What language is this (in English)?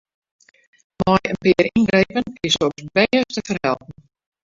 Western Frisian